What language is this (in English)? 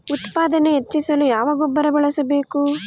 Kannada